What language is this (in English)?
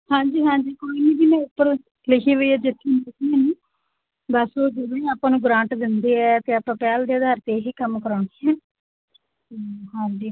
Punjabi